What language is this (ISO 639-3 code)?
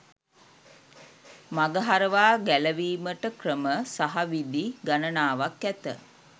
sin